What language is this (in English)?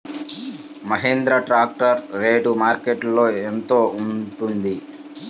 Telugu